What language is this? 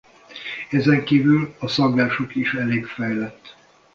Hungarian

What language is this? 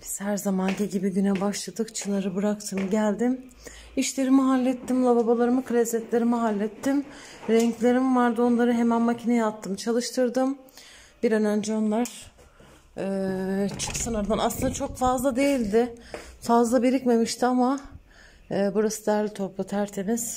Turkish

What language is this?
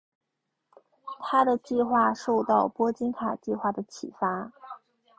Chinese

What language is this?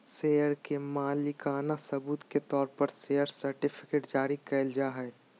Magahi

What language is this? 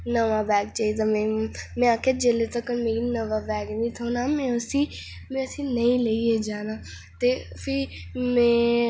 Dogri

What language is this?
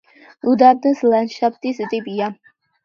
Georgian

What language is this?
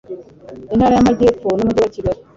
Kinyarwanda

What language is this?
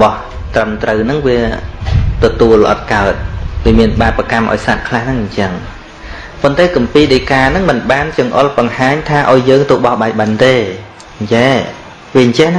Vietnamese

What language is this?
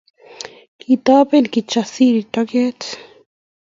Kalenjin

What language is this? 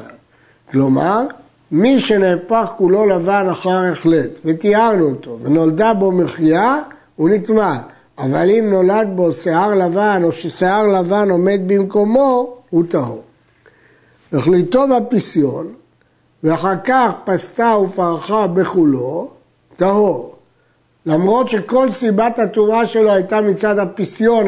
Hebrew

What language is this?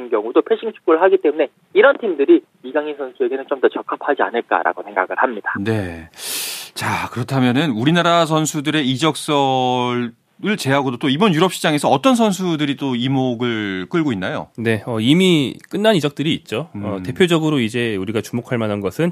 Korean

